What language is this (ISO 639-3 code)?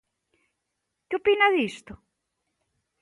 glg